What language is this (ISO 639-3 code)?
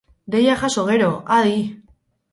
eus